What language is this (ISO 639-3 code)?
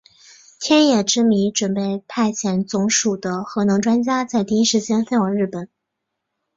zho